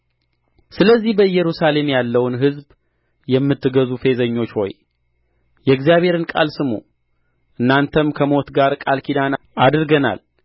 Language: Amharic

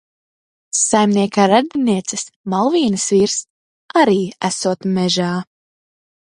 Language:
Latvian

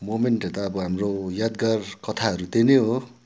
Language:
Nepali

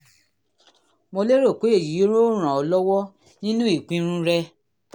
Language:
Yoruba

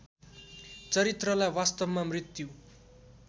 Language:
Nepali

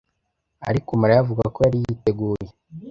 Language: Kinyarwanda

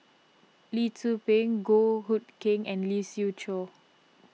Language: English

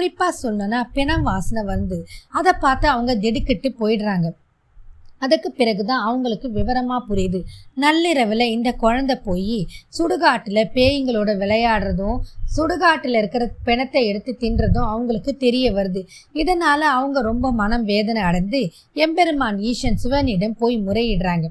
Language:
Tamil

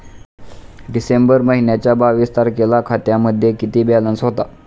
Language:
Marathi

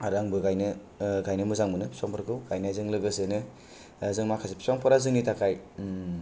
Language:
Bodo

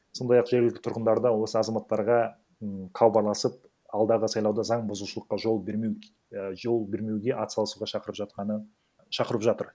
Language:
Kazakh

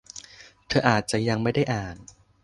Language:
Thai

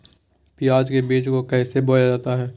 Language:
Magahi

